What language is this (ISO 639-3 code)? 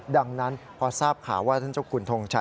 tha